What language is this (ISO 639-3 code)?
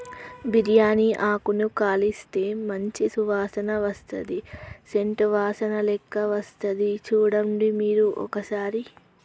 tel